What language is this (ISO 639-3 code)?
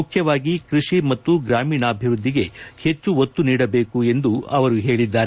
kan